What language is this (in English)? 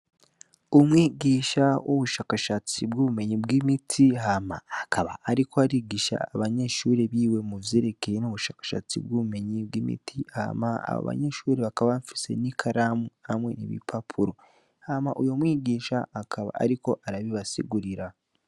Rundi